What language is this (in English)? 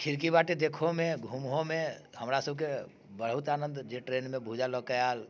Maithili